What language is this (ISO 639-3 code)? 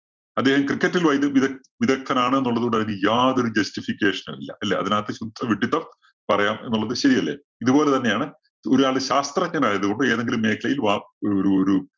mal